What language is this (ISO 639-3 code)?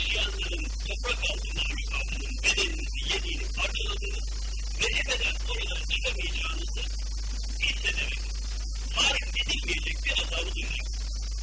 tur